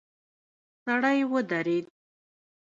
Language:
Pashto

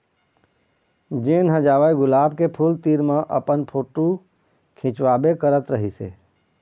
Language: Chhattisgarhi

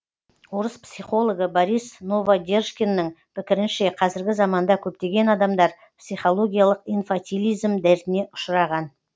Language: Kazakh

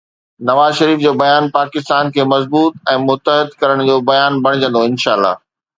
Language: Sindhi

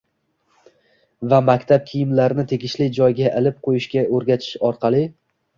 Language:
Uzbek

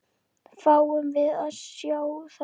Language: Icelandic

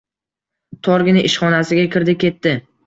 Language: Uzbek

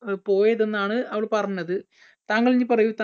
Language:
Malayalam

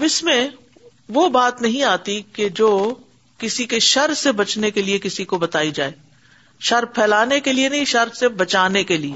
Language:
Urdu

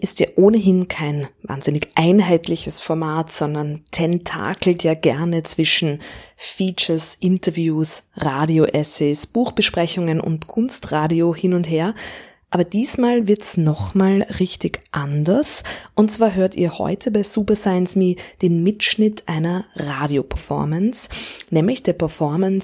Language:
German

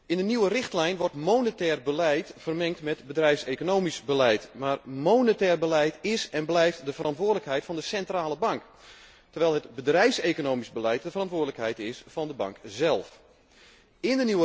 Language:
Dutch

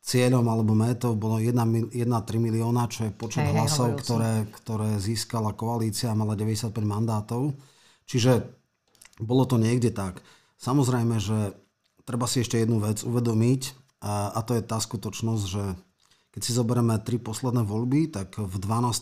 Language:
Slovak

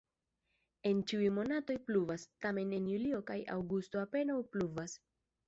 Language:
Esperanto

